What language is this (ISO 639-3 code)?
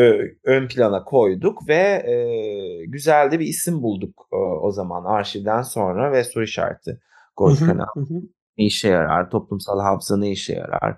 tur